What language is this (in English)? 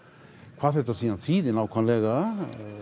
Icelandic